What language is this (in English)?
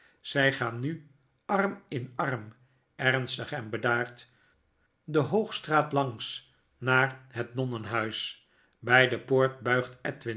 Dutch